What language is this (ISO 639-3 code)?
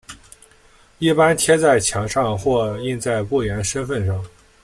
zho